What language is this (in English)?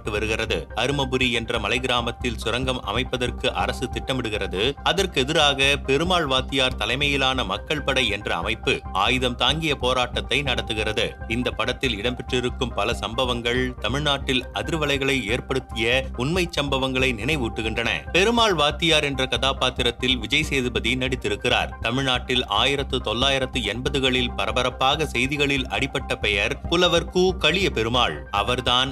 Tamil